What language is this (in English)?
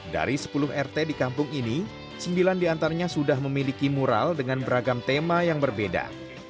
Indonesian